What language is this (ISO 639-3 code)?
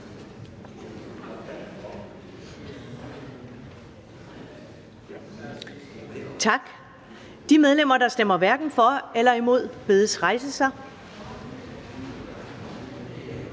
dan